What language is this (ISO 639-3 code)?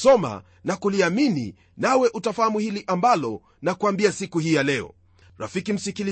swa